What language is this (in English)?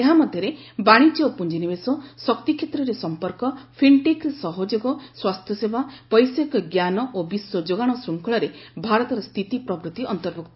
Odia